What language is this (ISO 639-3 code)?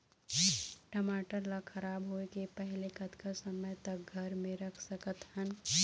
hne